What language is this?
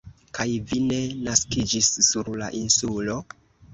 Esperanto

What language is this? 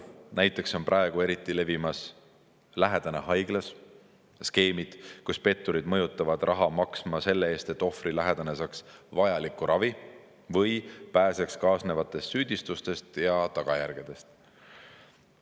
Estonian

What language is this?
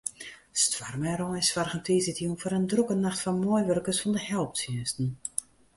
Western Frisian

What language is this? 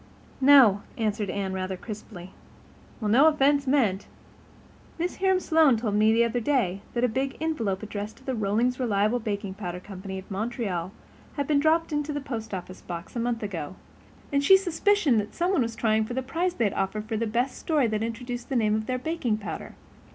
English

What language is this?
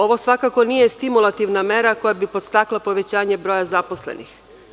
Serbian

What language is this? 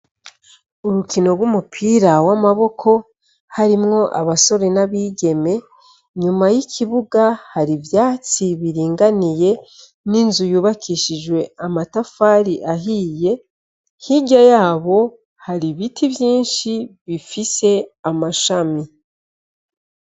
Rundi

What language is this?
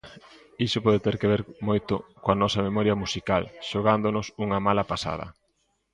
Galician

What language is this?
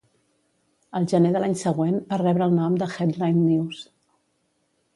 Catalan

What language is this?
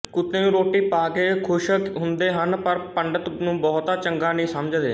Punjabi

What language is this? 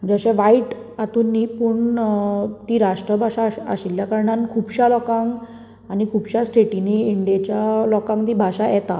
Konkani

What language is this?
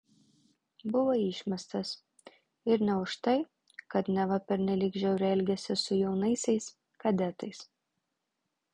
Lithuanian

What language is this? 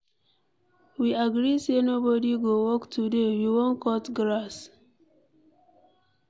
Nigerian Pidgin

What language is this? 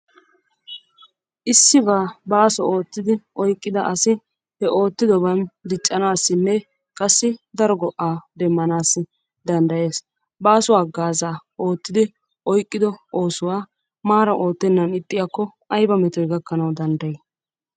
Wolaytta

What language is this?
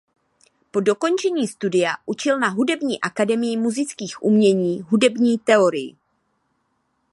Czech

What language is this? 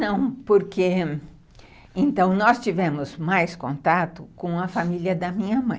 Portuguese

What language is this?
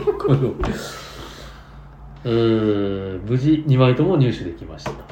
Japanese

